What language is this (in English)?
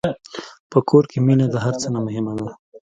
Pashto